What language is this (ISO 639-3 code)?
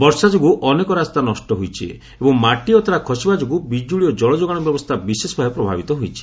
ori